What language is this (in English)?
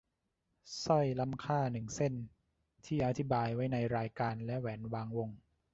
Thai